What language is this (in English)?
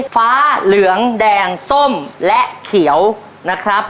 Thai